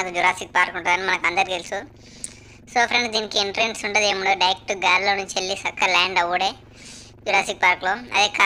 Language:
Turkish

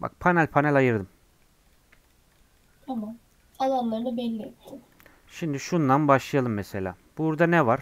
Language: Turkish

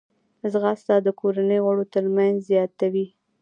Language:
Pashto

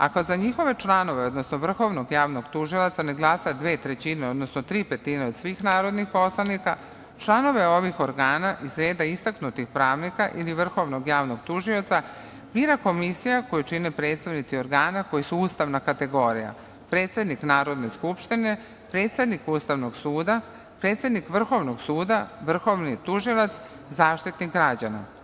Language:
Serbian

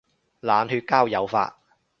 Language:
Cantonese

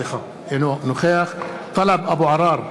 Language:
Hebrew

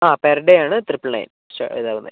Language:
Malayalam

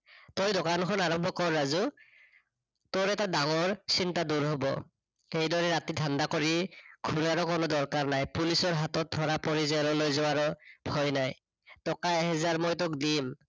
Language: Assamese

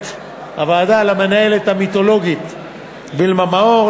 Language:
Hebrew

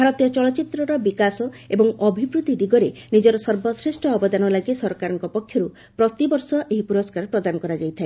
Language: Odia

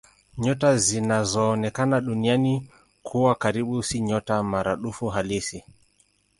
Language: Swahili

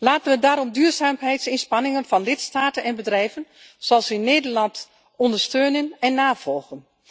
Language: Dutch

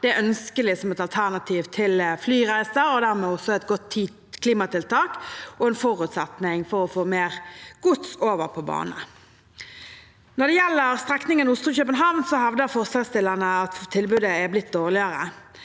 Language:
Norwegian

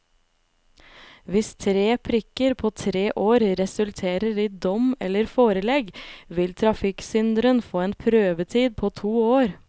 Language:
Norwegian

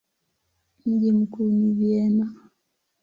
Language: Swahili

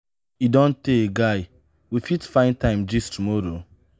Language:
Nigerian Pidgin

